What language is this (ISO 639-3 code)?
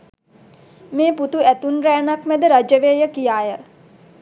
sin